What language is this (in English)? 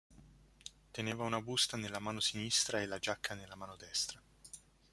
Italian